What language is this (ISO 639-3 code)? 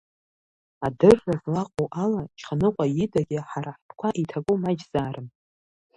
abk